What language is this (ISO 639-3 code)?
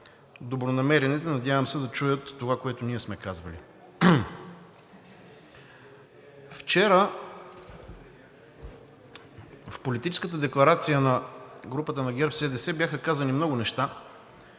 bul